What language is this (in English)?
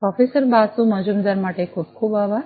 Gujarati